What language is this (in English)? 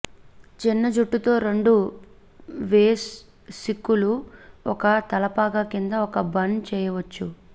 Telugu